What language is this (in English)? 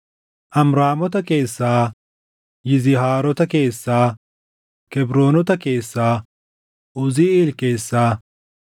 Oromo